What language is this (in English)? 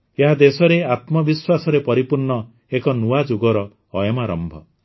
Odia